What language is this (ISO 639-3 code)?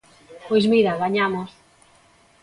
glg